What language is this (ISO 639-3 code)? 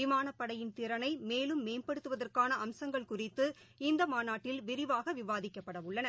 tam